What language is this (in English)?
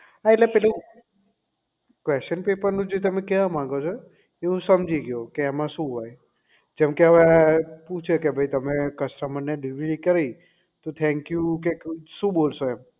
Gujarati